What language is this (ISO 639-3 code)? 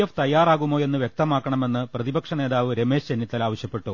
mal